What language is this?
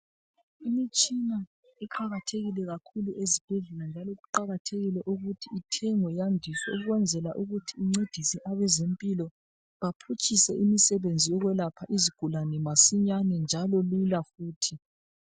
North Ndebele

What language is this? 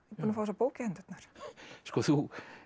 Icelandic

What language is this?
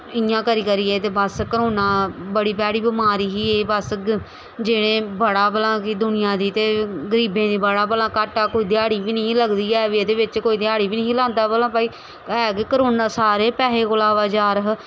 Dogri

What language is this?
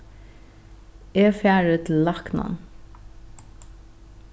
Faroese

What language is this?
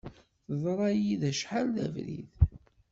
Kabyle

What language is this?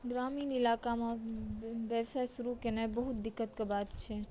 Maithili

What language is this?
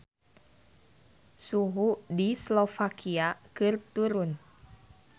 Sundanese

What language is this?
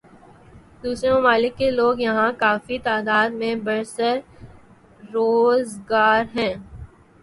Urdu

